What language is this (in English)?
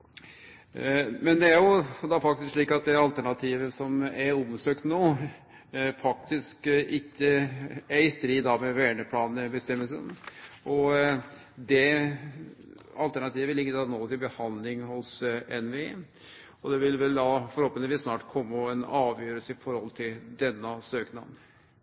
Norwegian Nynorsk